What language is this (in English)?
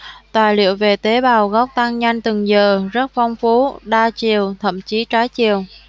Vietnamese